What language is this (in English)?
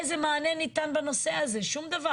Hebrew